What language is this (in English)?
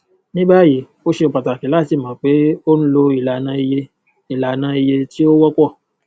Yoruba